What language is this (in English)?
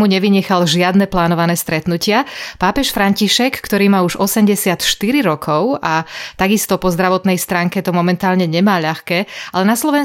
Slovak